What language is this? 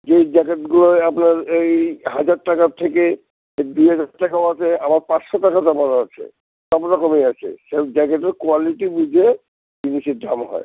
Bangla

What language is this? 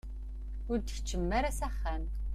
Kabyle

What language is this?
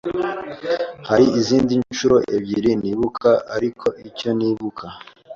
Kinyarwanda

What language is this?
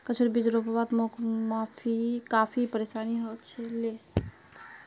Magahi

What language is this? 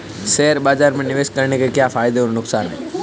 Hindi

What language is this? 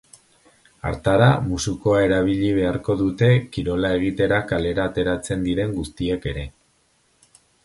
Basque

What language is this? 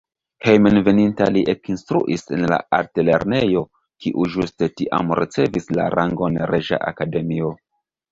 Esperanto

